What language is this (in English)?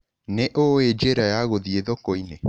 Kikuyu